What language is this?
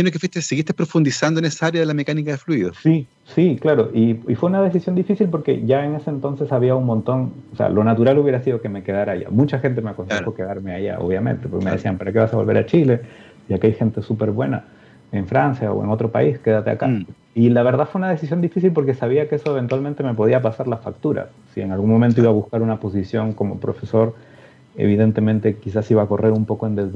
Spanish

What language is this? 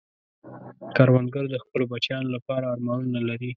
Pashto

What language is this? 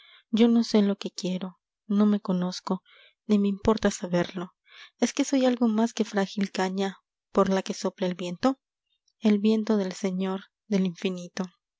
Spanish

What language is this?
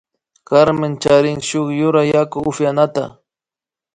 Imbabura Highland Quichua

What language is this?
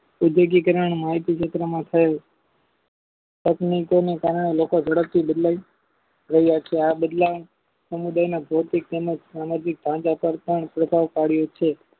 Gujarati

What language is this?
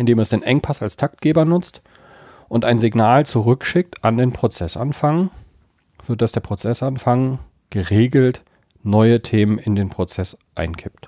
German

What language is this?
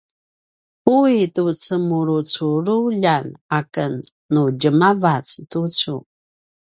Paiwan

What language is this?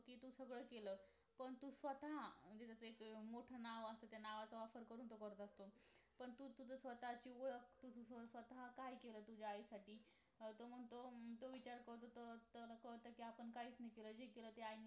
Marathi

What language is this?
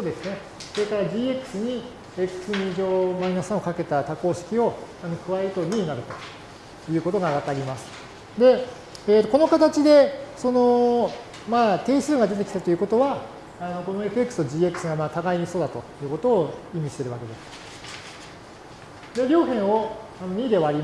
Japanese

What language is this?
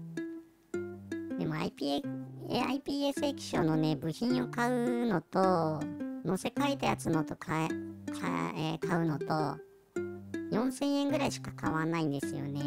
Japanese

